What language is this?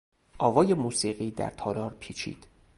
Persian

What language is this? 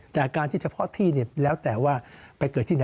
Thai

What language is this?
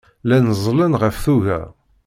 Kabyle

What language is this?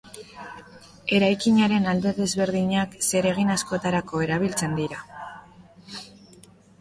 Basque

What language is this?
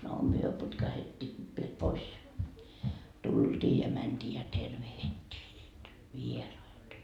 Finnish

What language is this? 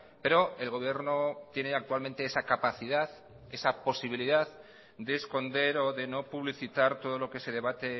Spanish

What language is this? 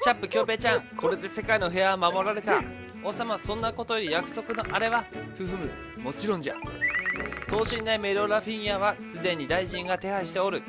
Japanese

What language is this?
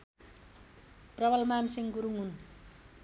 Nepali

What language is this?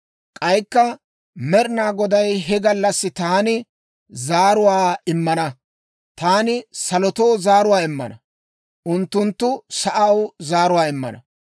Dawro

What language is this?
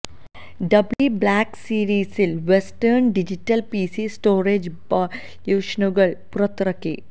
Malayalam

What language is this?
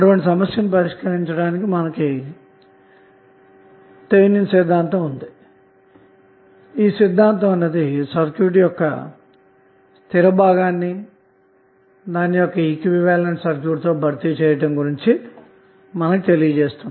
Telugu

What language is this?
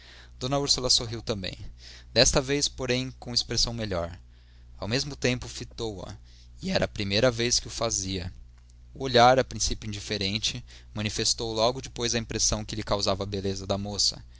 Portuguese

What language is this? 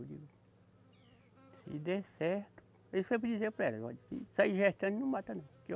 Portuguese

